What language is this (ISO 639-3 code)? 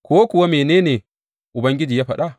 hau